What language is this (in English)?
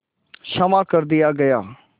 Hindi